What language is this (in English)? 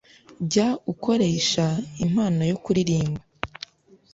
Kinyarwanda